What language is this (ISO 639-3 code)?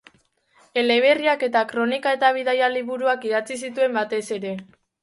eus